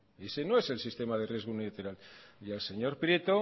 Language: Spanish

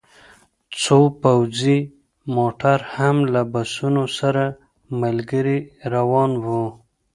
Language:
Pashto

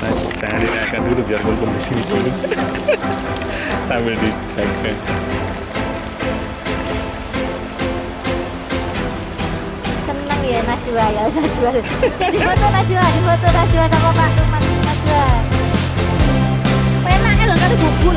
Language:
Indonesian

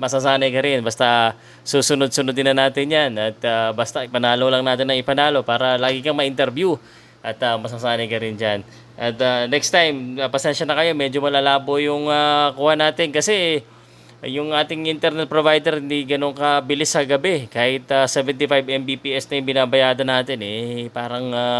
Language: Filipino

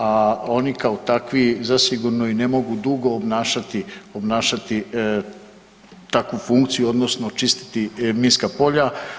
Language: Croatian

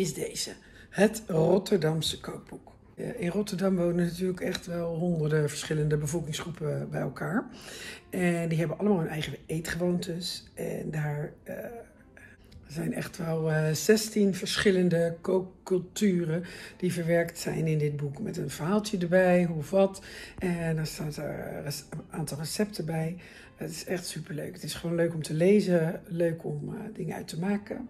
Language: Dutch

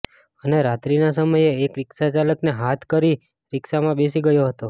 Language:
Gujarati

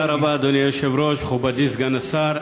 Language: Hebrew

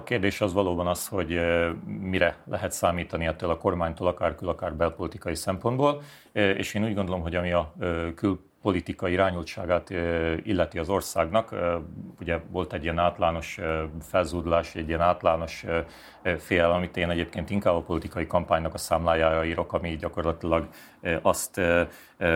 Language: Hungarian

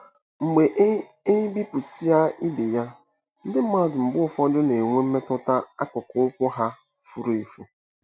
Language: Igbo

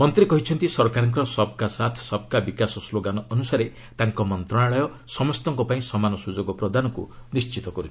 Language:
Odia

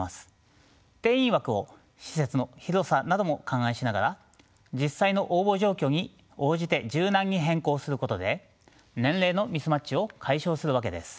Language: Japanese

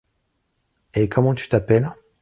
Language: French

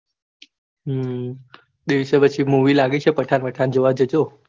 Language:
Gujarati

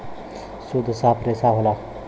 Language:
Bhojpuri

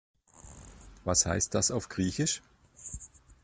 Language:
German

